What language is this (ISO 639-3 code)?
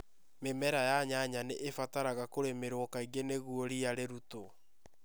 kik